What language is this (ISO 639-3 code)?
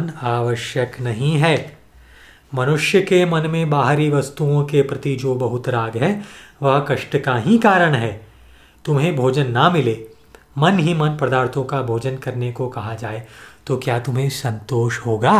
hin